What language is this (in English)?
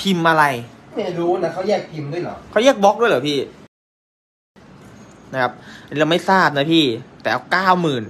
Thai